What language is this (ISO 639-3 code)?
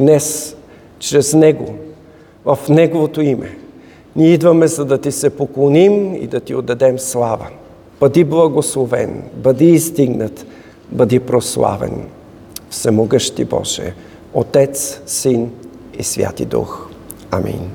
bul